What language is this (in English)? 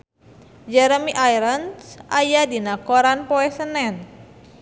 Sundanese